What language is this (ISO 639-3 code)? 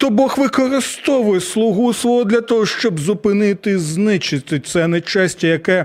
ukr